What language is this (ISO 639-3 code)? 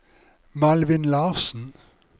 nor